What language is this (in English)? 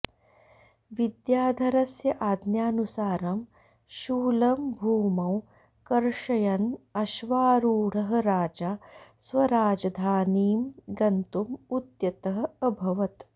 Sanskrit